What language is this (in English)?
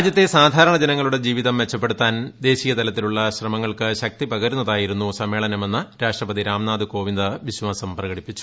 Malayalam